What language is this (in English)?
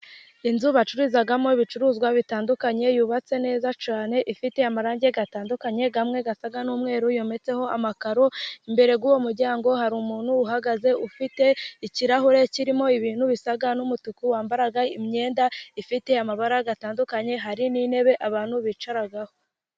Kinyarwanda